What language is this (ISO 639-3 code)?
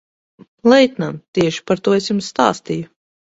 lav